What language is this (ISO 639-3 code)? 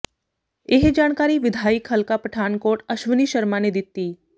pan